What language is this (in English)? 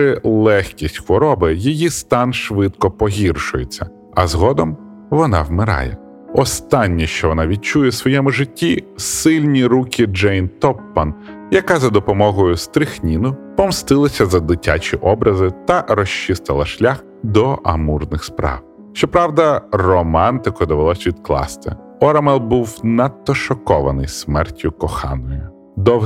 Ukrainian